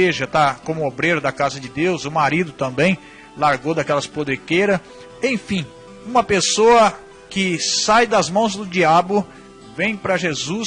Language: Portuguese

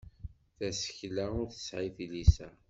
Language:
Kabyle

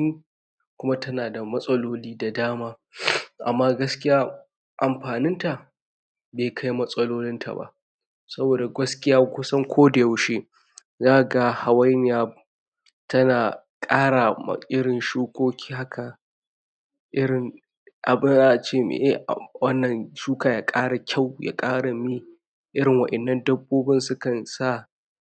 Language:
Hausa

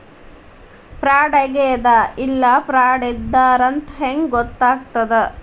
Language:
Kannada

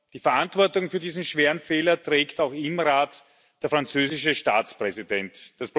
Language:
German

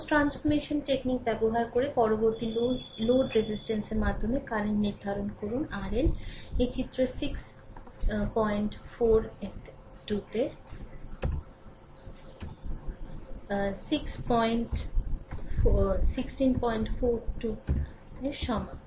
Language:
Bangla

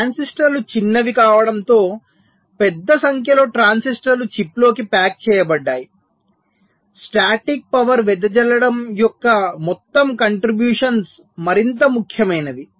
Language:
Telugu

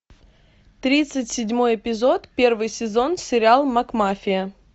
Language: Russian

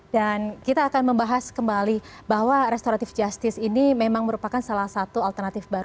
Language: Indonesian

